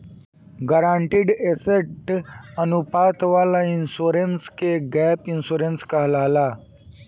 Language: Bhojpuri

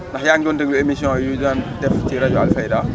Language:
Wolof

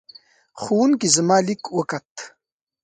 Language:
Pashto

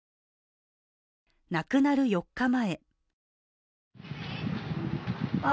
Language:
Japanese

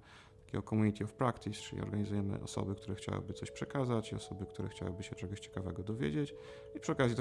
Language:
Polish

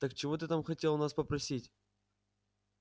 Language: Russian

